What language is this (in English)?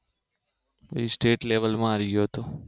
Gujarati